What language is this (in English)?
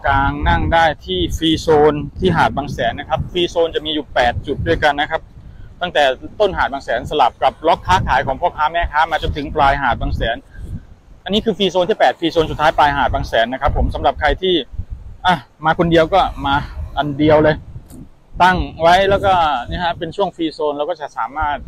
Thai